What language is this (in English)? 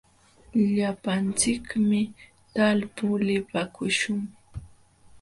Jauja Wanca Quechua